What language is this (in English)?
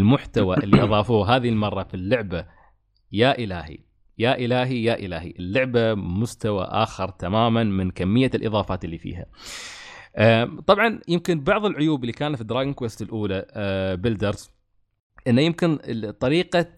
Arabic